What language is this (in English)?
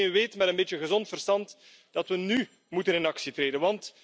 Dutch